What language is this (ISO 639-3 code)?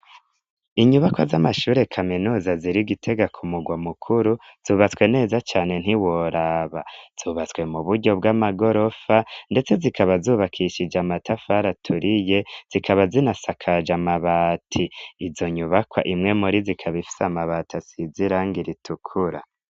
run